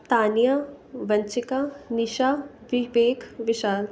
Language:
Punjabi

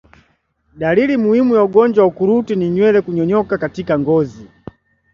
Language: Swahili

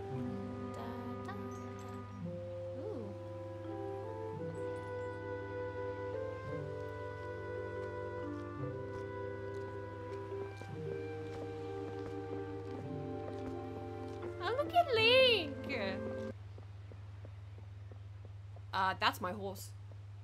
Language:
English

